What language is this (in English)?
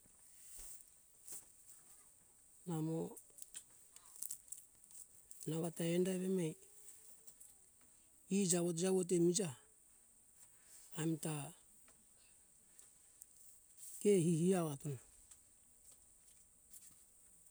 Hunjara-Kaina Ke